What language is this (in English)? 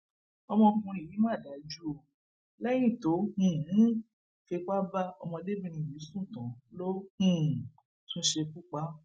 Yoruba